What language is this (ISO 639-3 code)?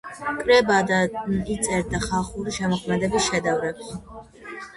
kat